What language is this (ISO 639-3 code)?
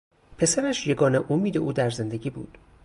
fas